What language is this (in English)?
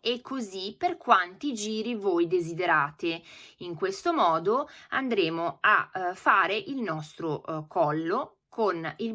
Italian